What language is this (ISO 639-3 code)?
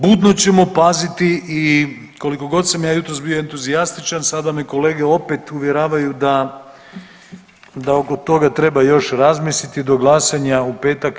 hrv